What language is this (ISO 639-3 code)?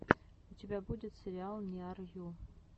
rus